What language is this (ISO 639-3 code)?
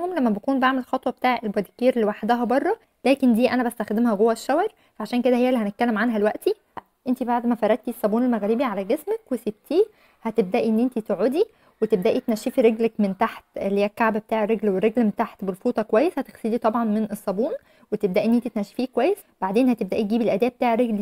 ara